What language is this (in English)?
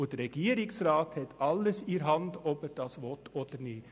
Swiss German